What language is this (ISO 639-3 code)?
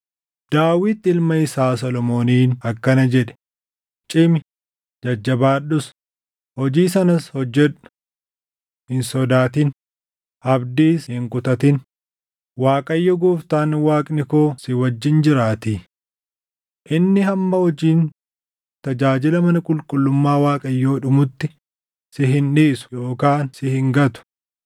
orm